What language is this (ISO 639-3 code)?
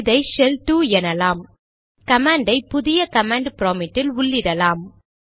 tam